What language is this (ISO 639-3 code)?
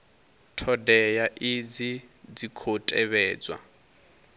ven